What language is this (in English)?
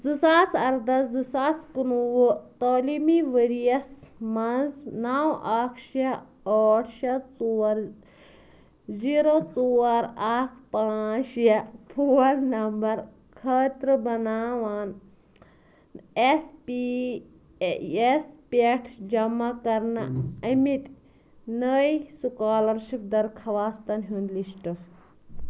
Kashmiri